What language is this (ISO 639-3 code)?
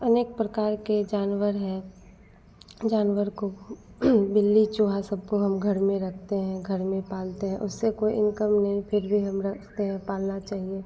hin